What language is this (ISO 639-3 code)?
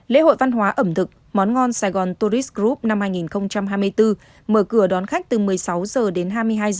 vie